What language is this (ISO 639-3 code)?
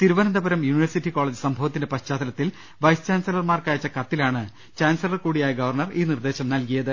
mal